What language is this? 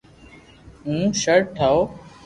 Loarki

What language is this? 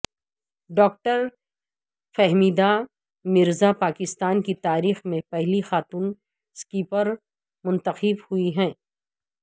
Urdu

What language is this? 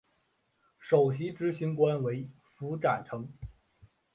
Chinese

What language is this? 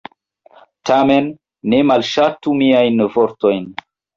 Esperanto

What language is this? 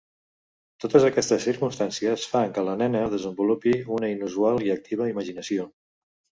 Catalan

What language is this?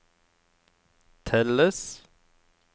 Norwegian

